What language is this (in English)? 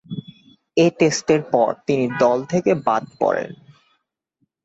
Bangla